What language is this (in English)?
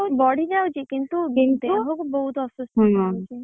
Odia